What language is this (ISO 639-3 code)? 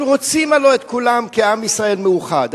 heb